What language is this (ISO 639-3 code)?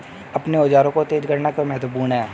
hin